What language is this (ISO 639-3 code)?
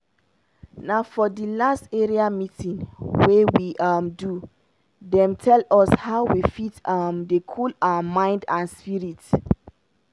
pcm